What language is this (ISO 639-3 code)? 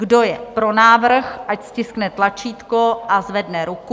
ces